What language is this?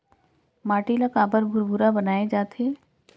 Chhattisgarhi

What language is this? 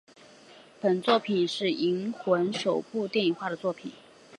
Chinese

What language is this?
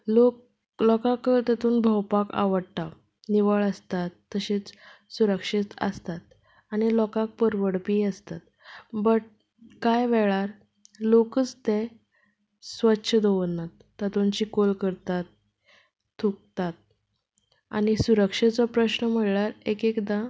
Konkani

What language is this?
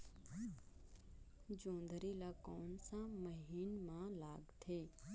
Chhattisgarhi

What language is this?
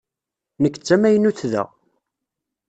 Kabyle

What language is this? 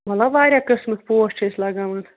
Kashmiri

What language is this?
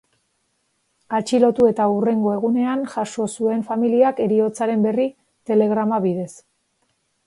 Basque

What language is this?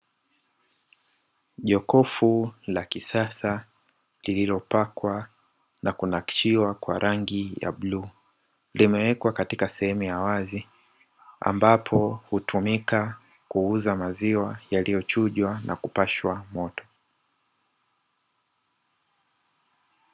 Swahili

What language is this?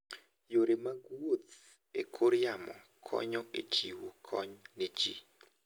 Luo (Kenya and Tanzania)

